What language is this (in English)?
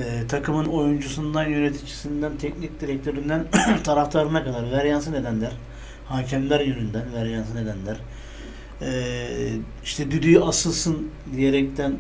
Turkish